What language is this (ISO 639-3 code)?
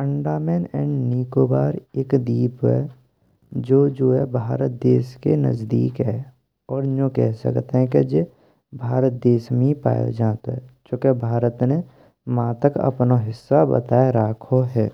bra